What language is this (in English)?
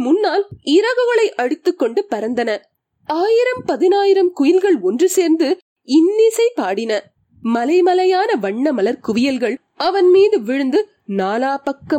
Tamil